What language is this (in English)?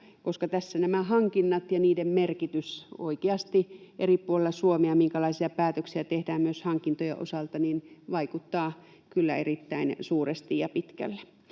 Finnish